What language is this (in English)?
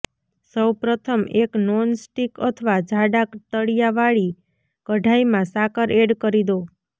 Gujarati